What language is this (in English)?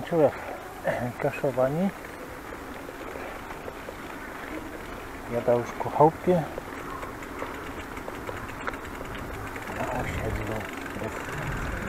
Polish